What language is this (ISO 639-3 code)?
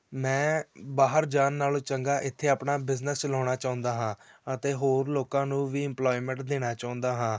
pan